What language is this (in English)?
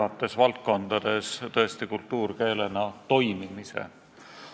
Estonian